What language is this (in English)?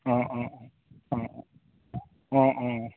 Assamese